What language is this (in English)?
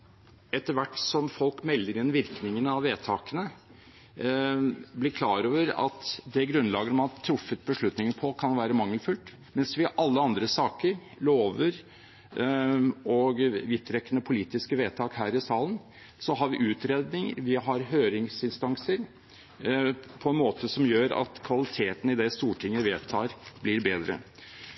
Norwegian Bokmål